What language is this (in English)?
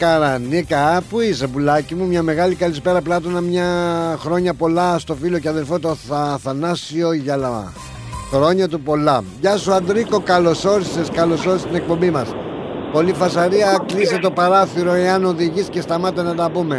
Greek